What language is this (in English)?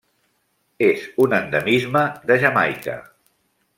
Catalan